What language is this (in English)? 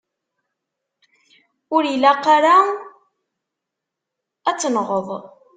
Kabyle